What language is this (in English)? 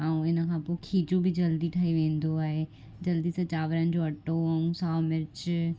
Sindhi